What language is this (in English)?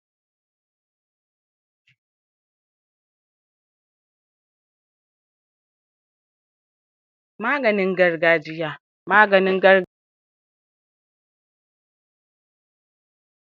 Hausa